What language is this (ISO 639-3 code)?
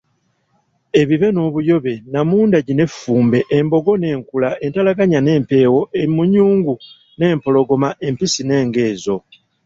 lug